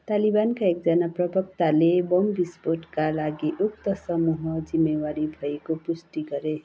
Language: Nepali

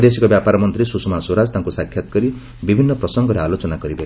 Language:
Odia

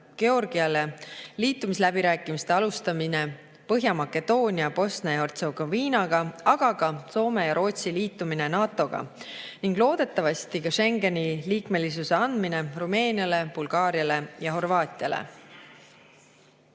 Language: Estonian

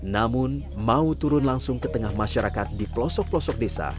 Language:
Indonesian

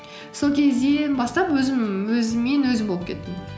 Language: Kazakh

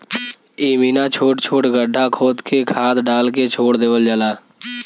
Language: Bhojpuri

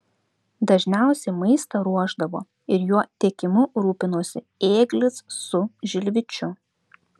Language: Lithuanian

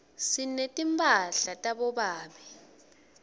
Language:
Swati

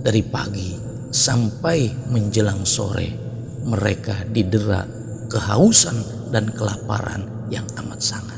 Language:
Indonesian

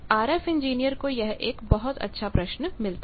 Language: Hindi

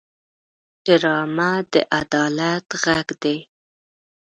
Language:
Pashto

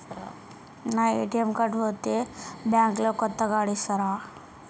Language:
Telugu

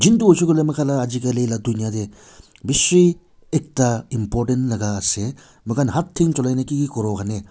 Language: Naga Pidgin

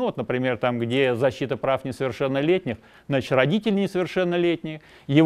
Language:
Russian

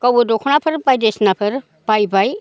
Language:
Bodo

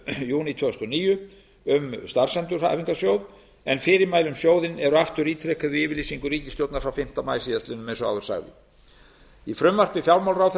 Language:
Icelandic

